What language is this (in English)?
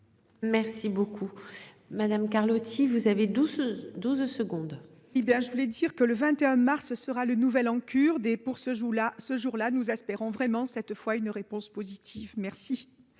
French